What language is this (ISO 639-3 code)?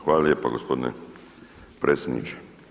hrv